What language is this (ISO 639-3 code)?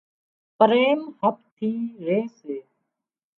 kxp